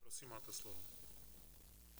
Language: Czech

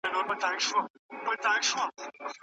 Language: Pashto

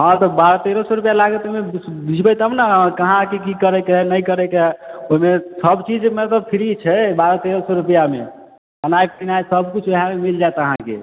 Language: Maithili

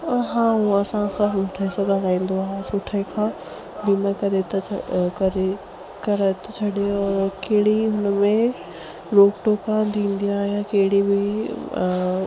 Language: Sindhi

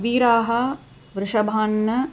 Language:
Sanskrit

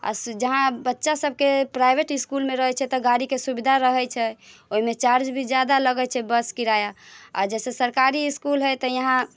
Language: Maithili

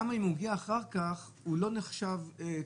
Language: Hebrew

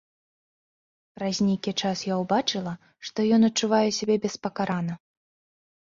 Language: Belarusian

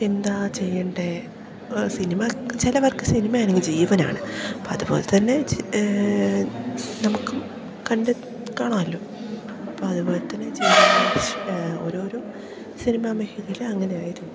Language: Malayalam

